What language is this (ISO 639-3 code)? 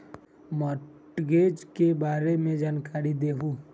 mag